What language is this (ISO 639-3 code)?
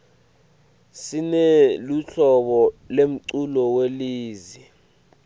ssw